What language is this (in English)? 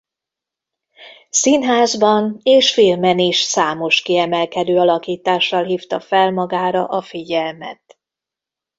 Hungarian